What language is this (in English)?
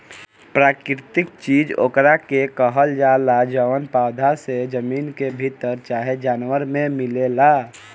Bhojpuri